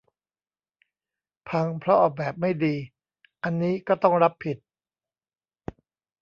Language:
Thai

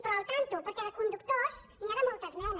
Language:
Catalan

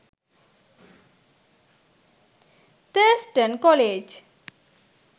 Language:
Sinhala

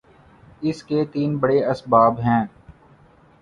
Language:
Urdu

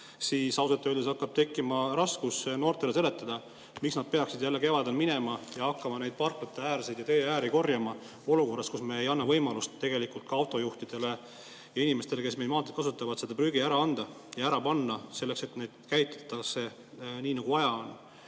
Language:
Estonian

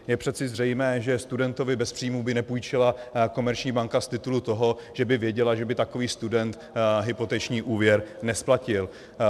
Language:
Czech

